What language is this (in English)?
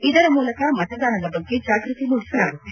Kannada